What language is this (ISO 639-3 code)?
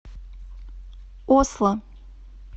rus